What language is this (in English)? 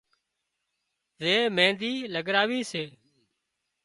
Wadiyara Koli